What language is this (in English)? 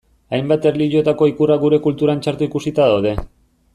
Basque